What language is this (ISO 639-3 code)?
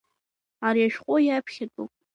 abk